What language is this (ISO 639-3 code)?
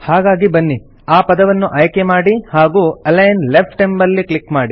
kan